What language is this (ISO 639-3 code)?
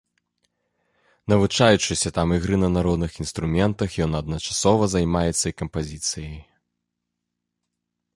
bel